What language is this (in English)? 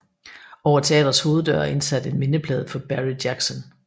Danish